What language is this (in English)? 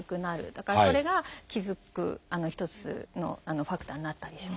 Japanese